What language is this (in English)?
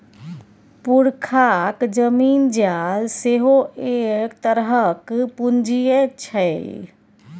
Maithili